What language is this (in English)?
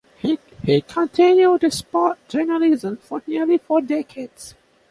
English